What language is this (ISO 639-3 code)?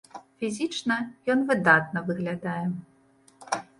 bel